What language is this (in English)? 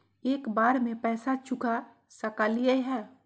Magahi